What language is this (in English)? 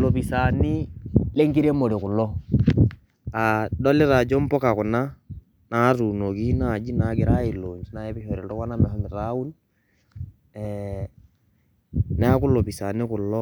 Masai